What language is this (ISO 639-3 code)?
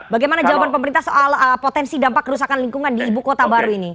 ind